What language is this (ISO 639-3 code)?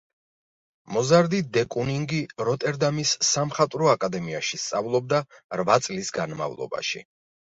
kat